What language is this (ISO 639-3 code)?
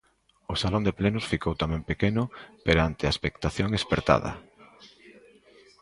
glg